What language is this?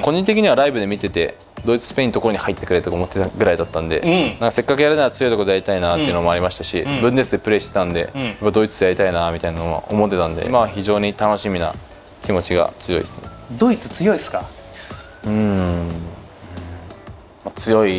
Japanese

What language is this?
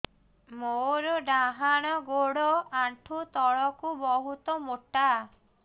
Odia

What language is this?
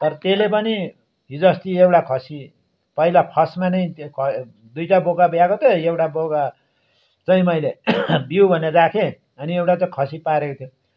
Nepali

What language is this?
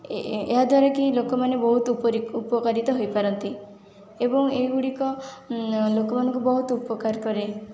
Odia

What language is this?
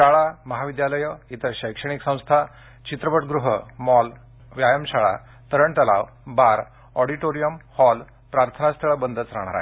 Marathi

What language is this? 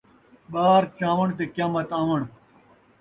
Saraiki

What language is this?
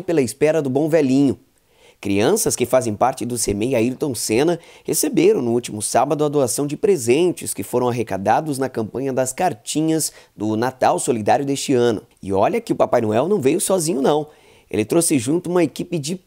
Portuguese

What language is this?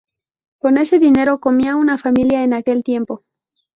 Spanish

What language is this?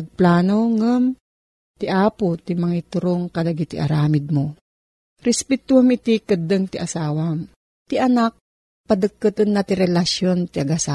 Filipino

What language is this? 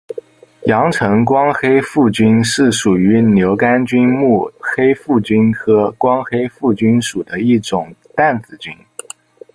Chinese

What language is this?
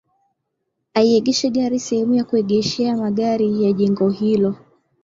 Swahili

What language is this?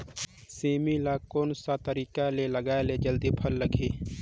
Chhattisgarhi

